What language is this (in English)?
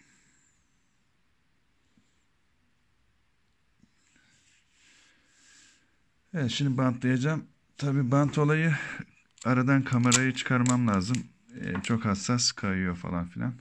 Turkish